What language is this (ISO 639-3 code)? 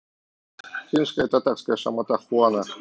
rus